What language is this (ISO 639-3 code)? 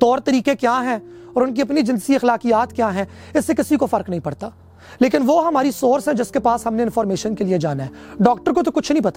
urd